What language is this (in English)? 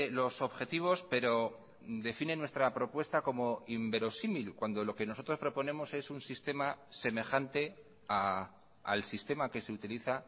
Spanish